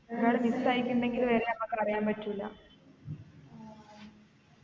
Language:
Malayalam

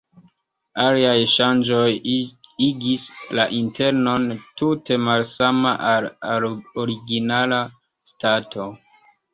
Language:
Esperanto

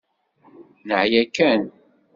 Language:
Kabyle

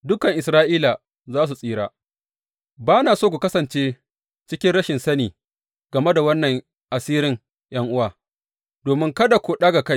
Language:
Hausa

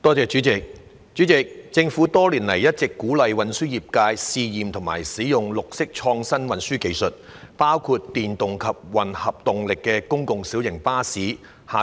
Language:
Cantonese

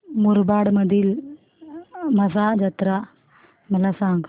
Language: Marathi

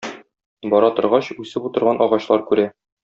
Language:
Tatar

